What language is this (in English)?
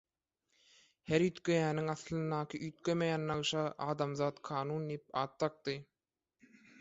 Turkmen